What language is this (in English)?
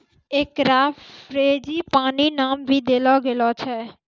Maithili